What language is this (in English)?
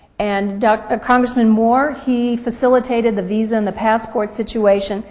English